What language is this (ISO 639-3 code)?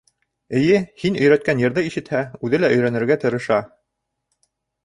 bak